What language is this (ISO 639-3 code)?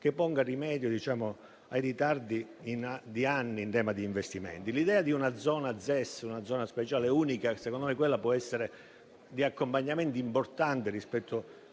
ita